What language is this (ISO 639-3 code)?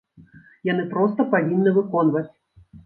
bel